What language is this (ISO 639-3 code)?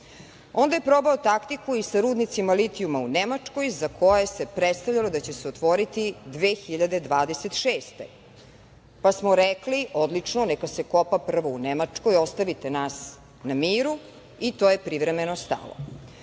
srp